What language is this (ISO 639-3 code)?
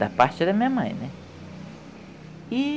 por